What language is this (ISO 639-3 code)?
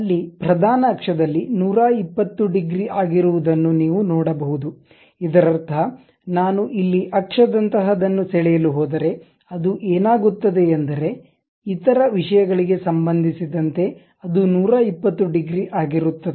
kan